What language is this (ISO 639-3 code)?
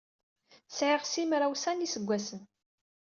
kab